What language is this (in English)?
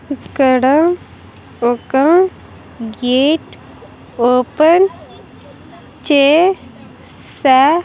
Telugu